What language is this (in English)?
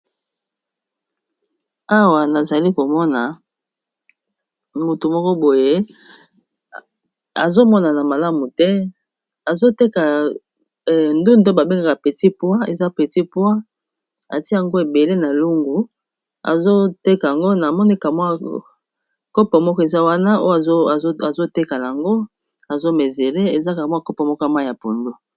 Lingala